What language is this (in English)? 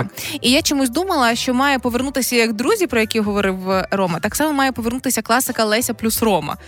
Ukrainian